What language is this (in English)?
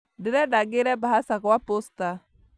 Kikuyu